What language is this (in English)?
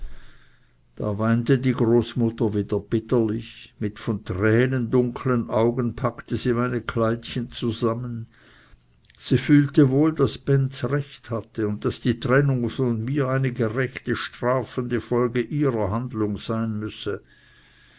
German